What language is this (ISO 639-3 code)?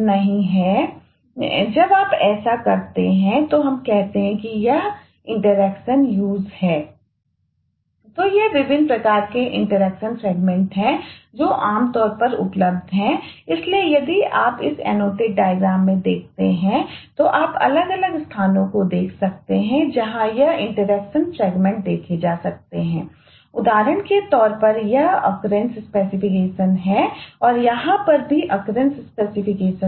hin